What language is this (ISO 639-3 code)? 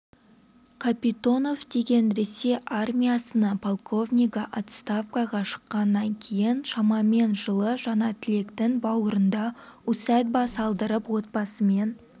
kaz